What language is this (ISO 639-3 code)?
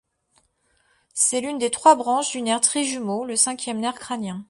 fra